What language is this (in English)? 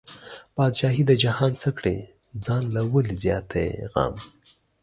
Pashto